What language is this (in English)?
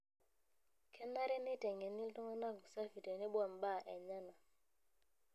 Masai